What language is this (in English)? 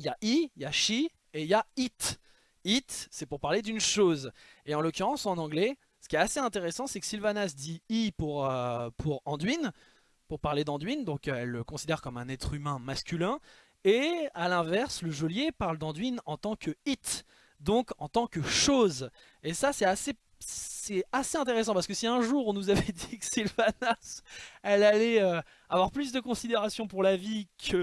French